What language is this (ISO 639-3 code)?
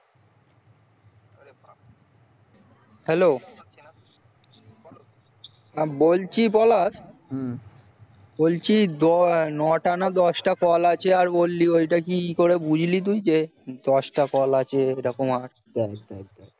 ben